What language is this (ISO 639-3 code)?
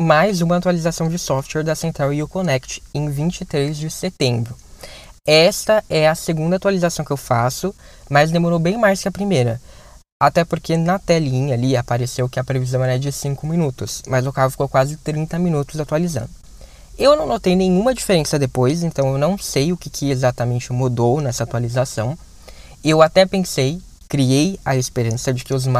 por